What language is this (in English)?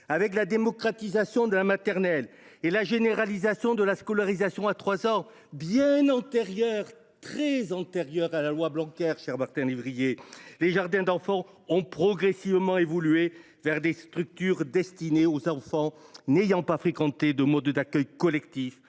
French